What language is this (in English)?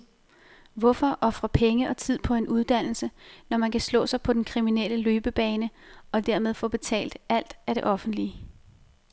Danish